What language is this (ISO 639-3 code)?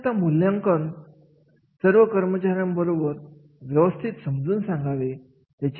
mar